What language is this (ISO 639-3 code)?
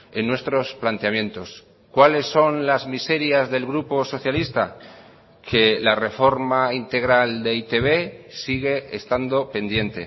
spa